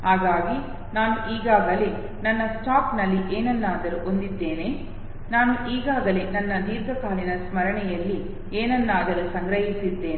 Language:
Kannada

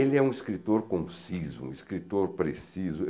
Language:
Portuguese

